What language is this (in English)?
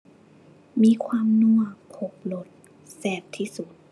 Thai